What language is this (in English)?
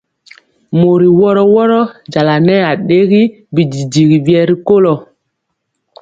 Mpiemo